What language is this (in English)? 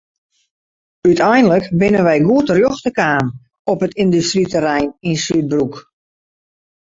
Western Frisian